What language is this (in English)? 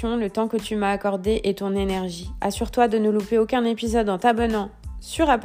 French